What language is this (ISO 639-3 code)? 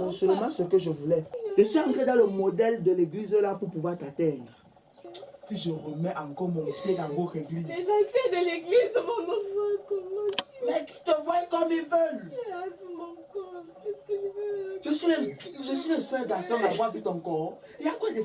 fra